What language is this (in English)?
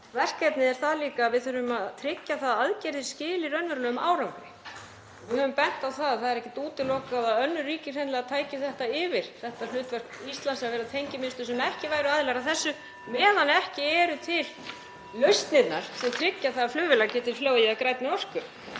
Icelandic